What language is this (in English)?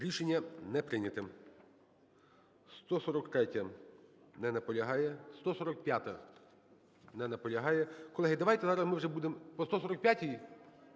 Ukrainian